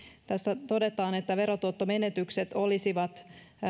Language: Finnish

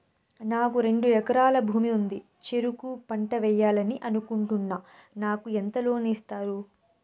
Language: Telugu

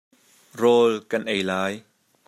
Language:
Hakha Chin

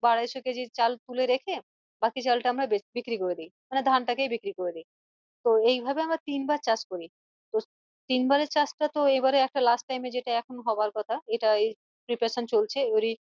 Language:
Bangla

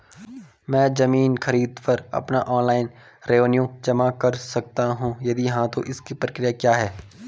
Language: Hindi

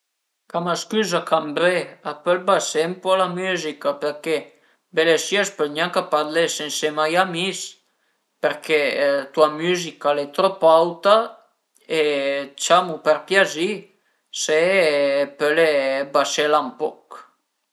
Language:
Piedmontese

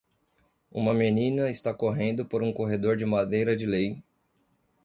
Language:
Portuguese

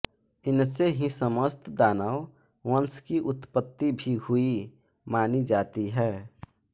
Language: Hindi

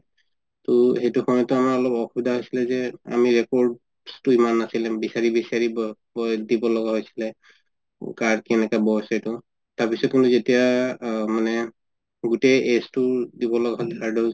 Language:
Assamese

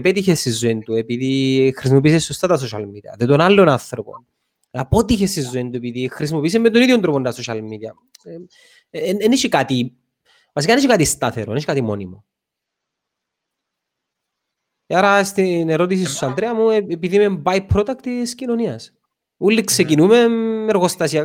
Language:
Greek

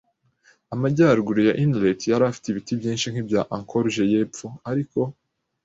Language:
Kinyarwanda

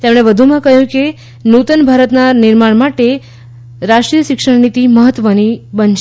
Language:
Gujarati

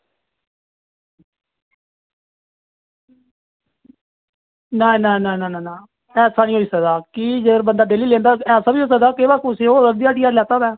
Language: Dogri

